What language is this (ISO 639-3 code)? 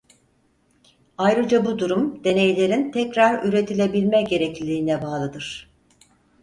tur